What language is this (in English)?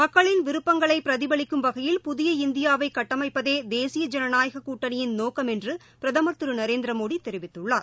Tamil